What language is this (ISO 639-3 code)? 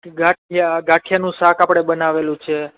guj